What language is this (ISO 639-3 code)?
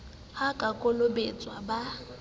sot